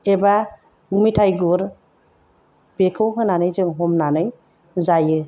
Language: Bodo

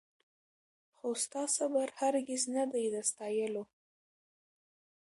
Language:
Pashto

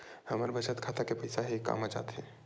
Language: Chhattisgarhi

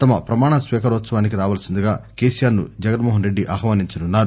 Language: Telugu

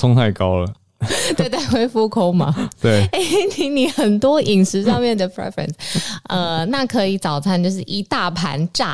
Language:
Chinese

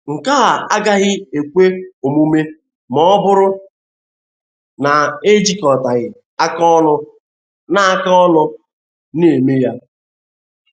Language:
Igbo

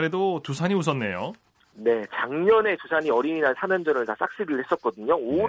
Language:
Korean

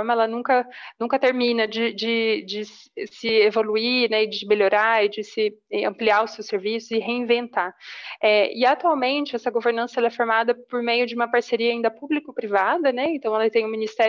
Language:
Portuguese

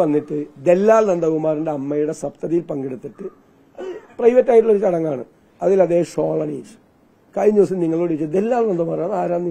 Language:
Malayalam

